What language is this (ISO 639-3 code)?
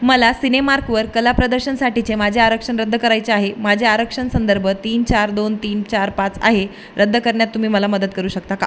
mar